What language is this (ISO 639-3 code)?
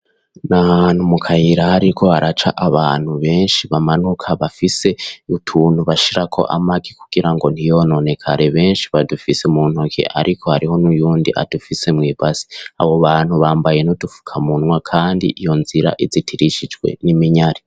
run